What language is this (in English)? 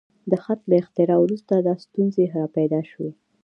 Pashto